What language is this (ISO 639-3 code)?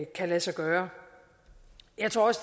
dan